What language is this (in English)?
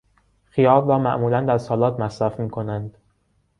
Persian